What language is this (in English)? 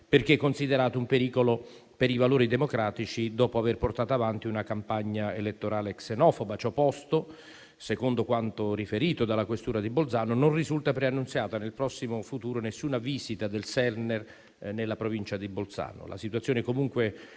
Italian